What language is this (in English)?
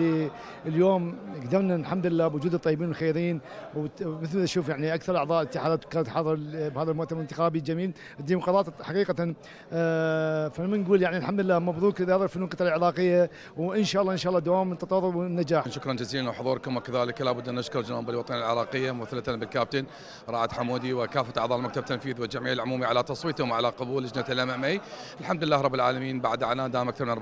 Arabic